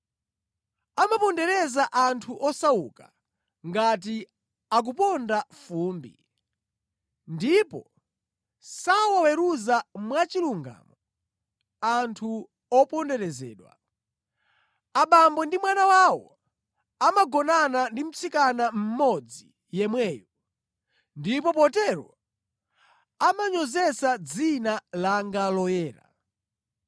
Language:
Nyanja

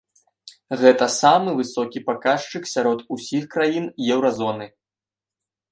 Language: Belarusian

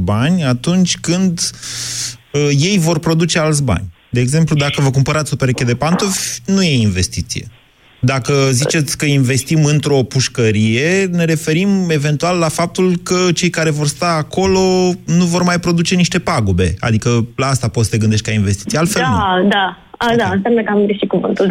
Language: Romanian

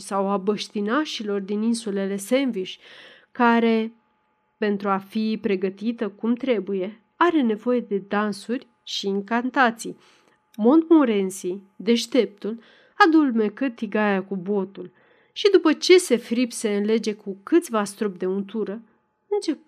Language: Romanian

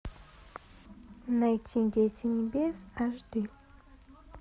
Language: Russian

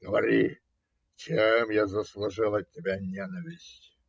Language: Russian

